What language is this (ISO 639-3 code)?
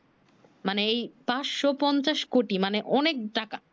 ben